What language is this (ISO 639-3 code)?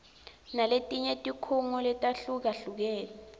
ssw